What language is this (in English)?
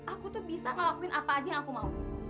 Indonesian